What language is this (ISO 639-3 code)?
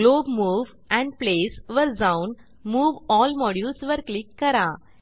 mar